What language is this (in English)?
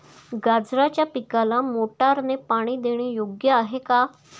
Marathi